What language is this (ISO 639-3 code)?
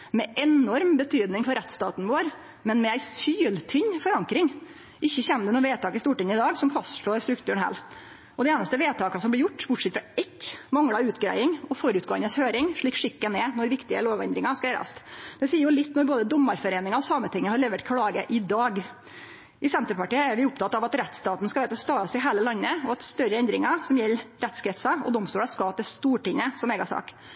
nno